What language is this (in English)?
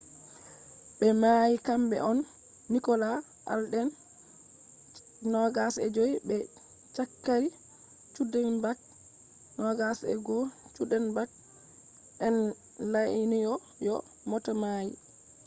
Fula